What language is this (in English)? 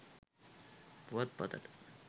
Sinhala